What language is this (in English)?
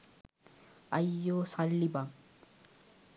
Sinhala